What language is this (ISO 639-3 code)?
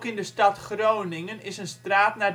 nld